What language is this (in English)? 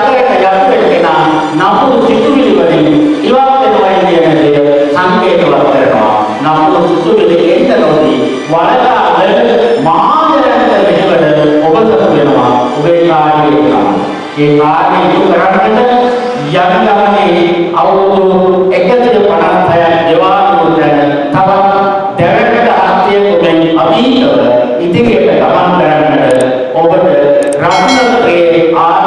Sinhala